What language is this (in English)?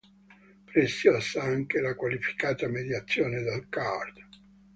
Italian